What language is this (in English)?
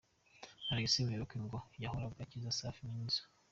Kinyarwanda